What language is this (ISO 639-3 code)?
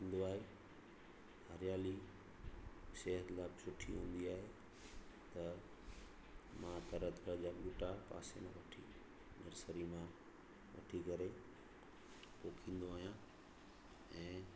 snd